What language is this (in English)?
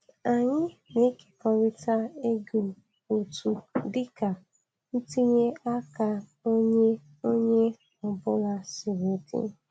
Igbo